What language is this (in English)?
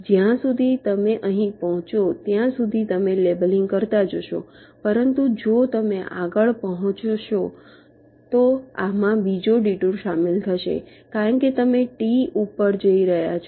Gujarati